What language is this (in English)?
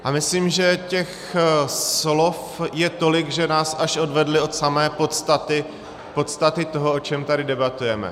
Czech